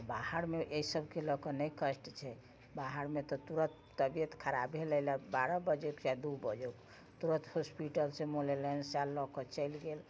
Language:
Maithili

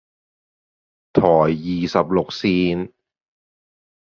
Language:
Chinese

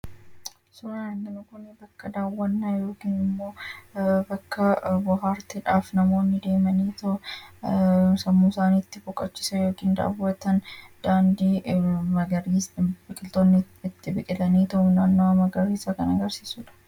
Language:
Oromo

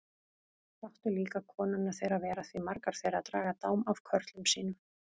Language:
Icelandic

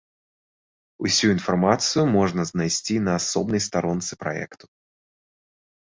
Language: Belarusian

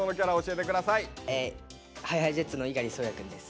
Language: Japanese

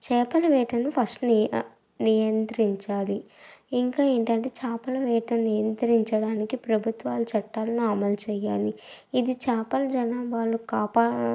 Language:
Telugu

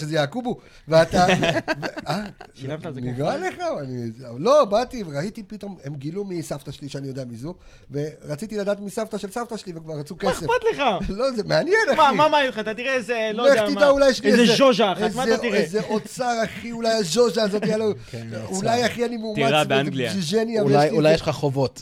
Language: Hebrew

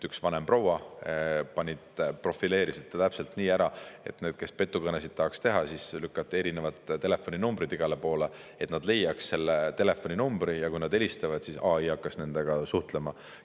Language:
Estonian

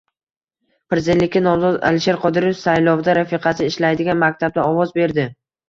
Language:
Uzbek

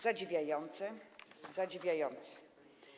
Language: Polish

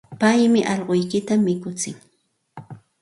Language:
Santa Ana de Tusi Pasco Quechua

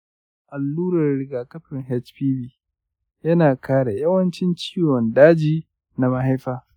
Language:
Hausa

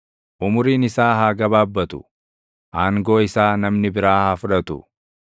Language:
Oromo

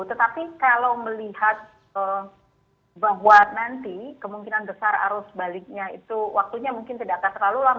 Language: Indonesian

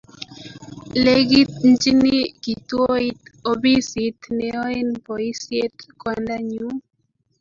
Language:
Kalenjin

